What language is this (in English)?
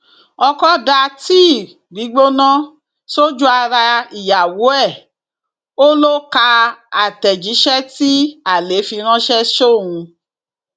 Yoruba